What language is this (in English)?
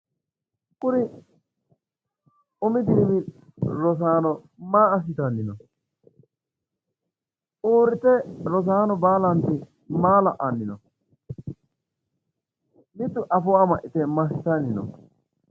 Sidamo